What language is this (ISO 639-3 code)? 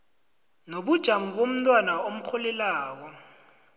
nbl